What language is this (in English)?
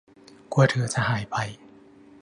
Thai